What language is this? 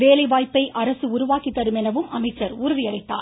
Tamil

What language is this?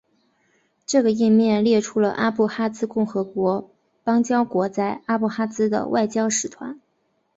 Chinese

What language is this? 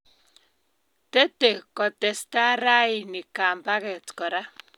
Kalenjin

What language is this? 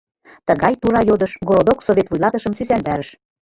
Mari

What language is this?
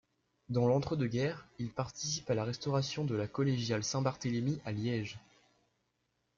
French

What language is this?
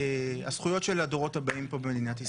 Hebrew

